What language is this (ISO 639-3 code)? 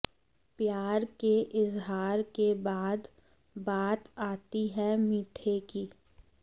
hin